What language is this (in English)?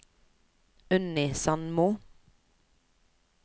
Norwegian